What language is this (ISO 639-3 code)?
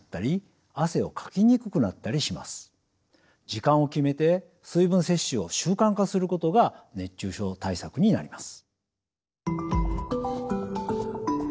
jpn